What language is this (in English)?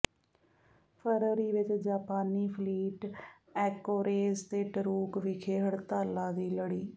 Punjabi